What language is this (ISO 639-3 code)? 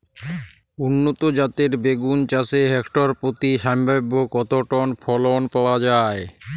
ben